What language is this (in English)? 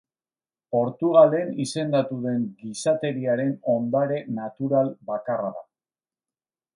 Basque